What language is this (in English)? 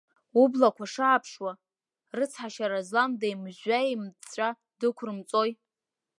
Abkhazian